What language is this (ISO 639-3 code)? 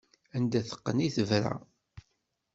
kab